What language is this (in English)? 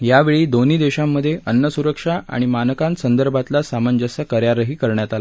Marathi